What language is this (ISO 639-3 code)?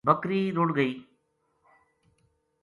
gju